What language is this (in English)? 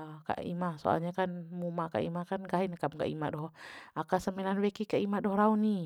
Bima